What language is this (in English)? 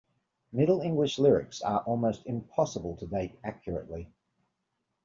English